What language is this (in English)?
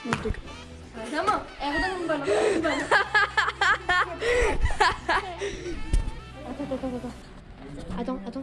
French